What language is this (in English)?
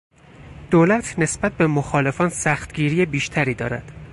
Persian